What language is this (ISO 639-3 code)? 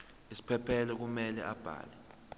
zul